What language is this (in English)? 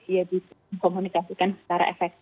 Indonesian